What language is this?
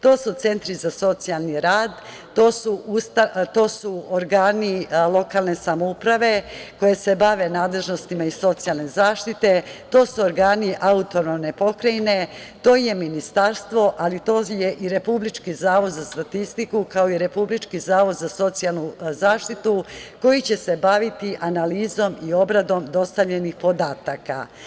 Serbian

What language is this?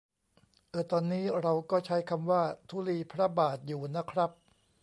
Thai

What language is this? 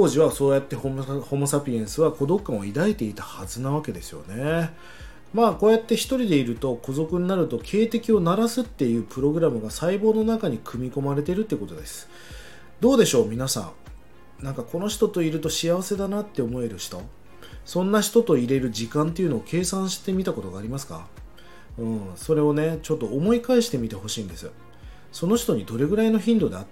Japanese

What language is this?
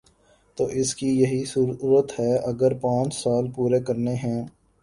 Urdu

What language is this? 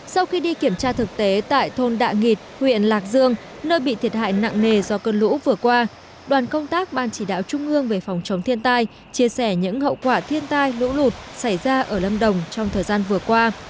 Vietnamese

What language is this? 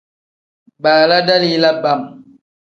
Tem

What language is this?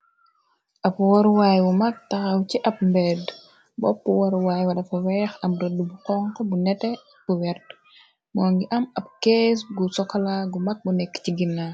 Wolof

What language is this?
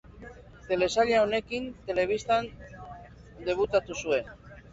Basque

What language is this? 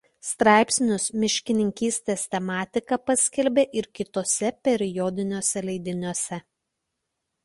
Lithuanian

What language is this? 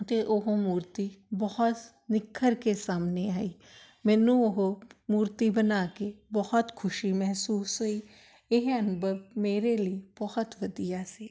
Punjabi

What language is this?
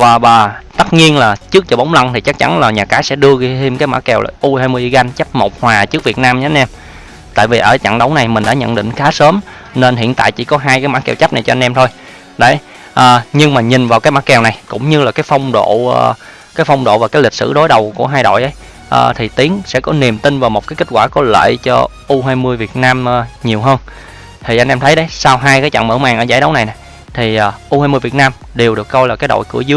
Vietnamese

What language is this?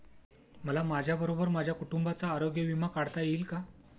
Marathi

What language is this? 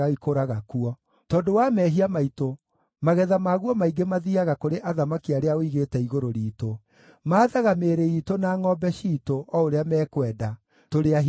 Kikuyu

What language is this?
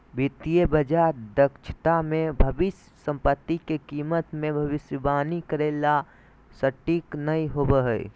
Magahi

